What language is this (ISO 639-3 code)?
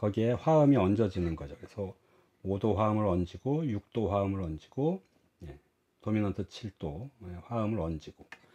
kor